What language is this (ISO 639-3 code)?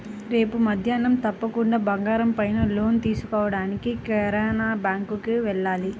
tel